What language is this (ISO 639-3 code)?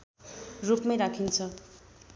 nep